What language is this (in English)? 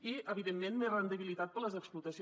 Catalan